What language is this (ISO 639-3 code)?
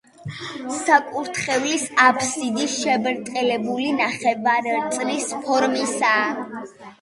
kat